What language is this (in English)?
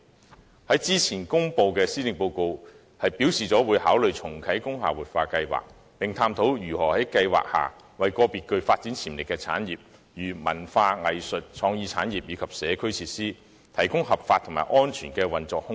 Cantonese